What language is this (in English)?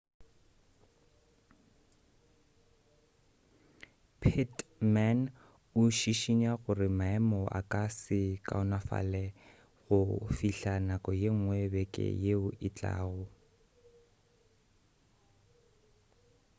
Northern Sotho